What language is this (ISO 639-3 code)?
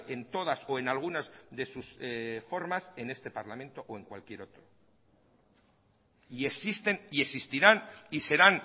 spa